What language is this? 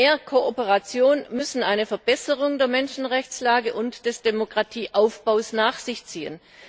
German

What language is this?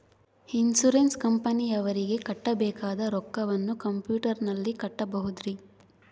Kannada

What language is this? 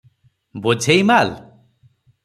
Odia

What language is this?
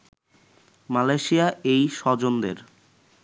Bangla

